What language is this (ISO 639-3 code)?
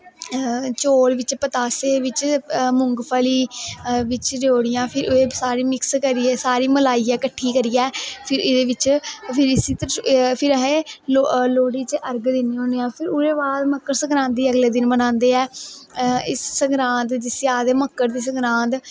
doi